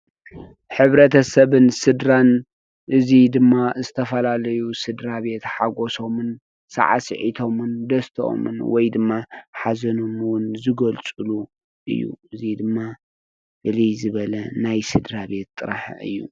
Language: Tigrinya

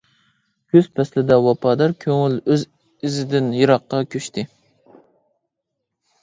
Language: Uyghur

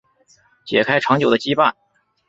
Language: Chinese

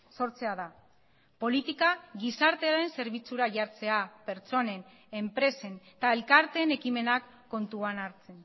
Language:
Basque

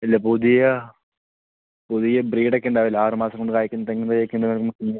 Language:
Malayalam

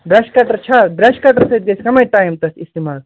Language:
Kashmiri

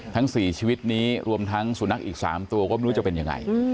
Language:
Thai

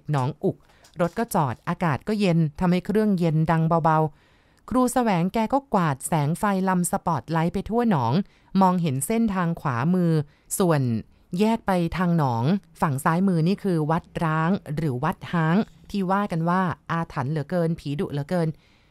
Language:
Thai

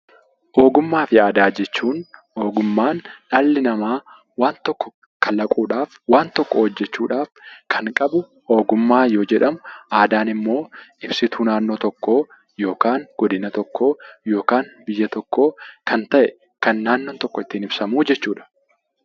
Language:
Oromo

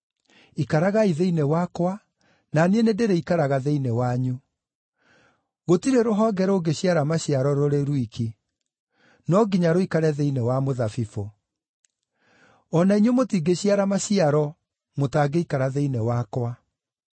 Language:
Kikuyu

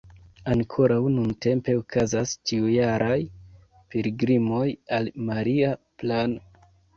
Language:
Esperanto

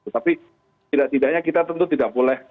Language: Indonesian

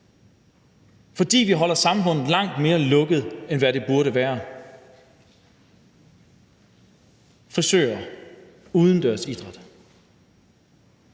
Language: Danish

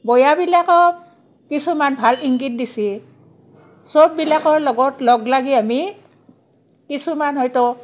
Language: Assamese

